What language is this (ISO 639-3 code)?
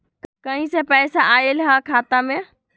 mag